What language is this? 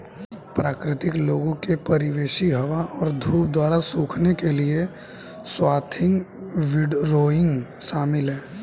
Hindi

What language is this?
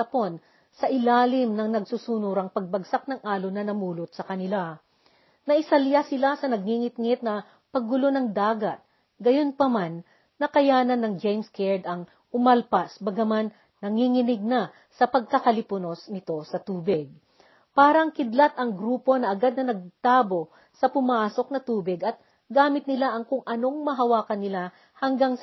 Filipino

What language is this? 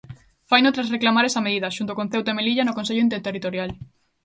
Galician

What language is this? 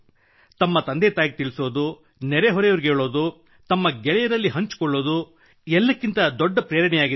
Kannada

